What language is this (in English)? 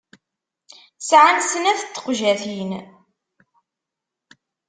Kabyle